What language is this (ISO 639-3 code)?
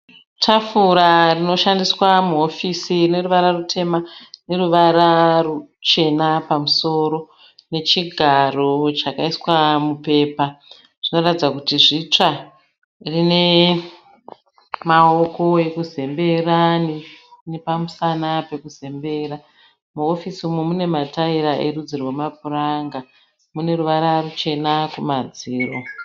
sna